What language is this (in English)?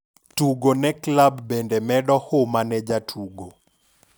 Luo (Kenya and Tanzania)